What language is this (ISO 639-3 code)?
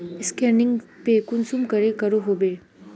mag